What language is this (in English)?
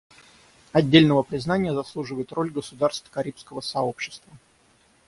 Russian